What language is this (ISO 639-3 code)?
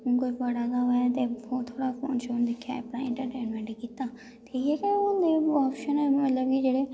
doi